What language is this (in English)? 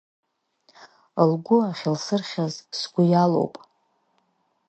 Abkhazian